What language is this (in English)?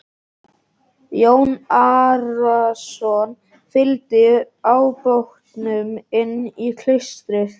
Icelandic